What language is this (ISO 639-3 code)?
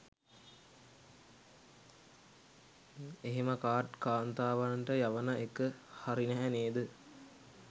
sin